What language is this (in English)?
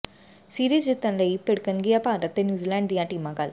Punjabi